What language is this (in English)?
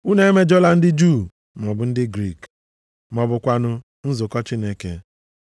Igbo